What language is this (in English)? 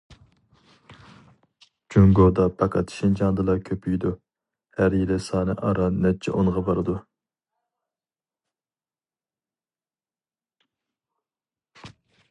Uyghur